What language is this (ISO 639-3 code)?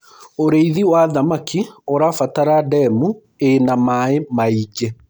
kik